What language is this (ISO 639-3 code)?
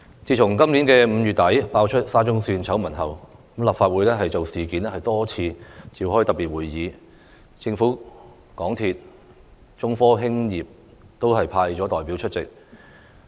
yue